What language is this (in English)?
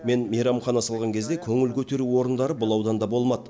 Kazakh